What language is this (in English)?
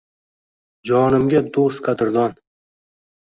Uzbek